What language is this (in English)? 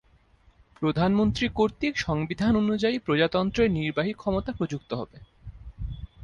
Bangla